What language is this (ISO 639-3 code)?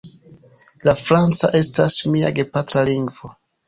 epo